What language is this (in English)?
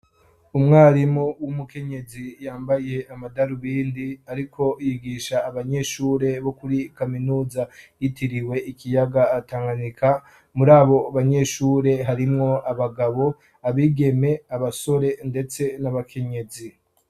Rundi